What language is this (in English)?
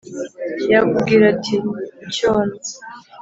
Kinyarwanda